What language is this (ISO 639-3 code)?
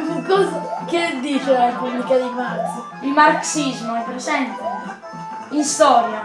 ita